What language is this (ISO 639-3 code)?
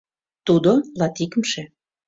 chm